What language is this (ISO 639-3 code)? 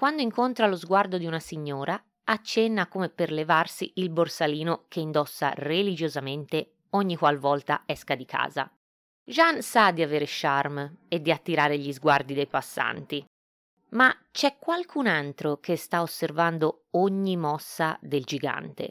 ita